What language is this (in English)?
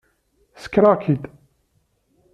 Kabyle